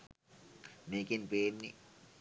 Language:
Sinhala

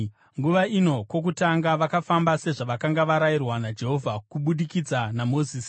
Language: Shona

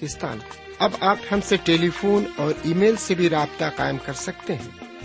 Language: Urdu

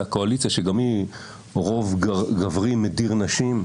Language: Hebrew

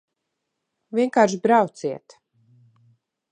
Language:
Latvian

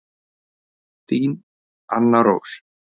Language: Icelandic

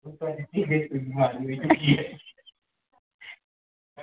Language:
Dogri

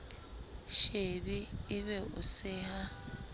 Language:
Southern Sotho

